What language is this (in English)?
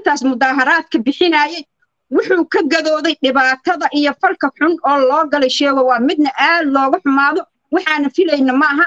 Arabic